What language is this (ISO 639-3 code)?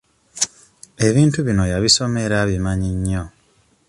lug